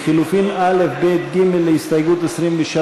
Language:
Hebrew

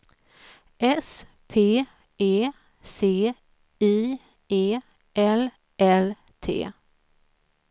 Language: Swedish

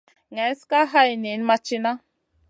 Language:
Masana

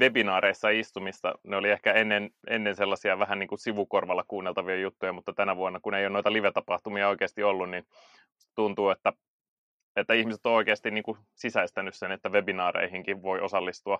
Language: Finnish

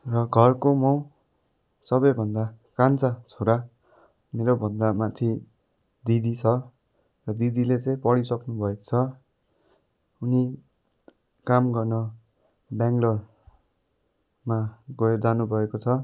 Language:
Nepali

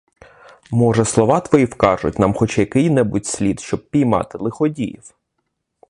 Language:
Ukrainian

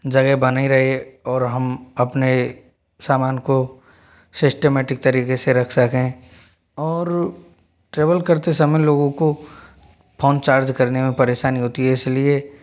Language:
Hindi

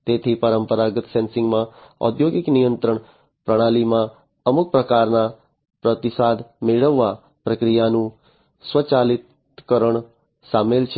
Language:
Gujarati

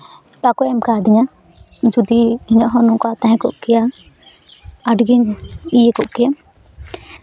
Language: Santali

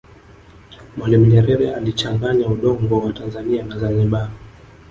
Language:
Swahili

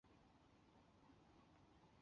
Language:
Chinese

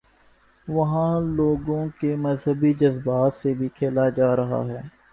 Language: Urdu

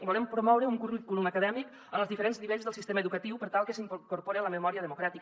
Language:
Catalan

